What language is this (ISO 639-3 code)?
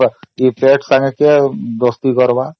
ori